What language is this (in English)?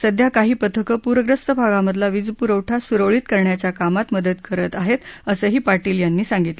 Marathi